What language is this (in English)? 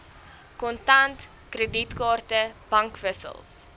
Afrikaans